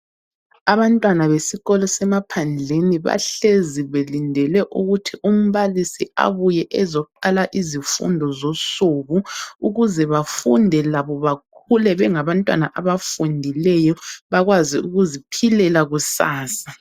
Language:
North Ndebele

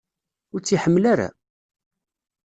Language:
Kabyle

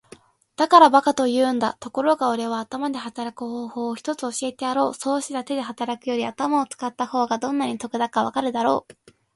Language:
Japanese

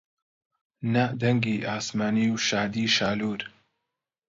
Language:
Central Kurdish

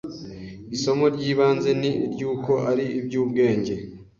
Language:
Kinyarwanda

